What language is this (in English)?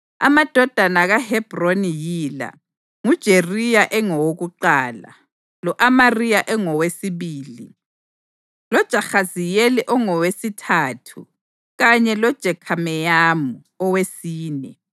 North Ndebele